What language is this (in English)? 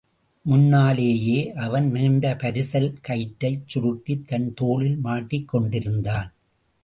Tamil